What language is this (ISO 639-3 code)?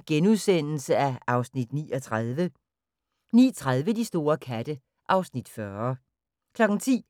dan